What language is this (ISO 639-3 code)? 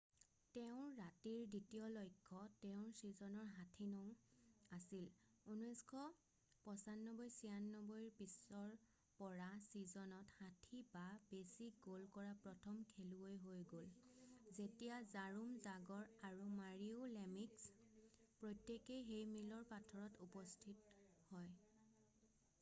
asm